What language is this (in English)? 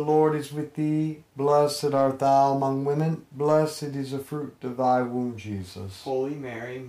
English